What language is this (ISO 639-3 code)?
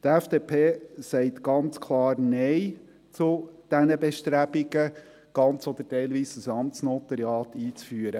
gsw